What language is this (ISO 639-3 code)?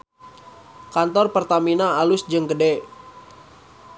sun